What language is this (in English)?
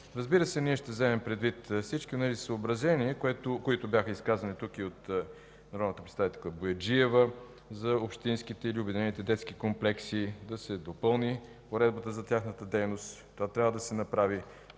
Bulgarian